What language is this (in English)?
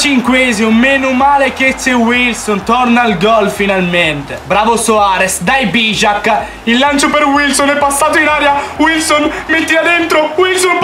Italian